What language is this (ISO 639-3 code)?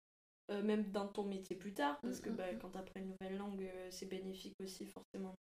fra